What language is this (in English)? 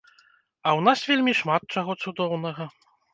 Belarusian